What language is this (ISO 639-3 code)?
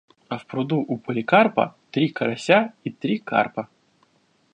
rus